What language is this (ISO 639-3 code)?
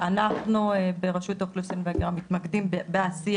heb